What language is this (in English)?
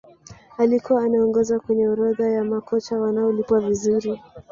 Swahili